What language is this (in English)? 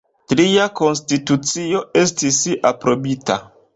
Esperanto